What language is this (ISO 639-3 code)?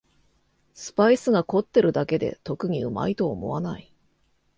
jpn